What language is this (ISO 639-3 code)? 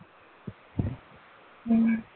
pan